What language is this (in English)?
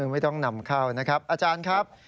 Thai